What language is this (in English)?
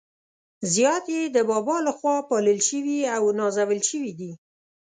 Pashto